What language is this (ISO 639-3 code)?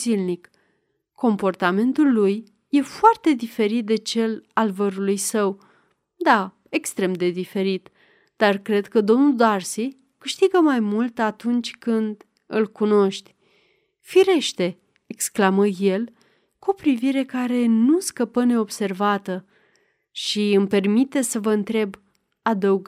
ron